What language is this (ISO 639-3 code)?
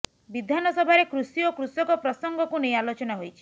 ori